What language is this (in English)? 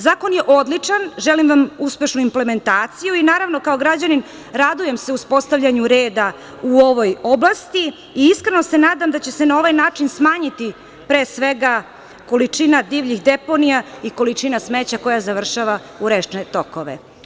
Serbian